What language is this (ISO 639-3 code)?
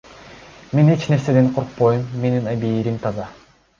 kir